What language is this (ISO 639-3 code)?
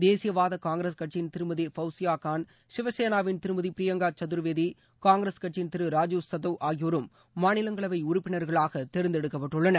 tam